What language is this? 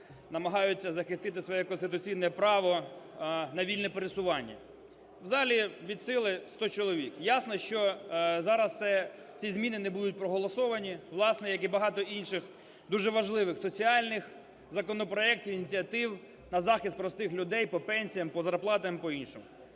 Ukrainian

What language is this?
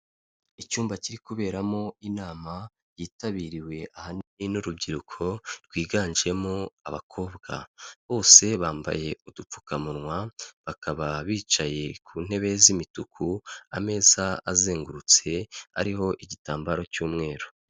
Kinyarwanda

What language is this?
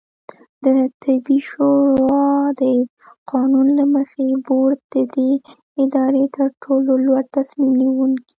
Pashto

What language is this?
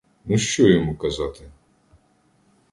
Ukrainian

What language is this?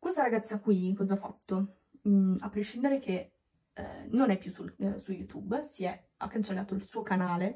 Italian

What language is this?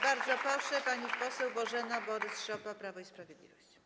Polish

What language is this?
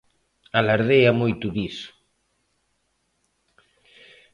Galician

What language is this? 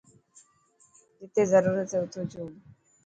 Dhatki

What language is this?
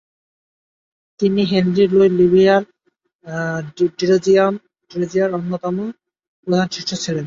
Bangla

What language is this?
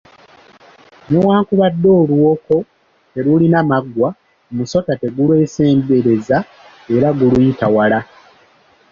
Ganda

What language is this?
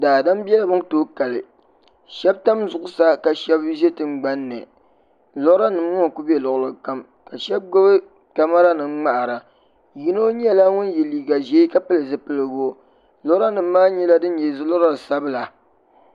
Dagbani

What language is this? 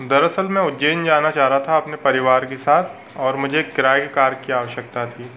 Hindi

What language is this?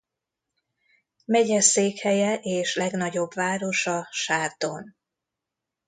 Hungarian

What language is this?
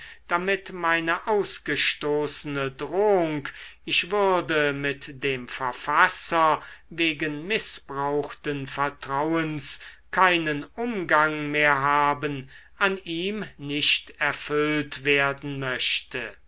German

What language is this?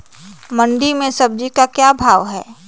Magahi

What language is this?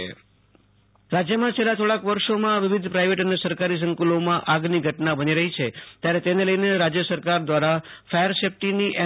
Gujarati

